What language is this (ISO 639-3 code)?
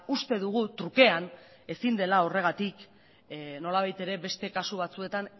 eus